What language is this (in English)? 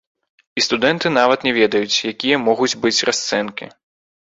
Belarusian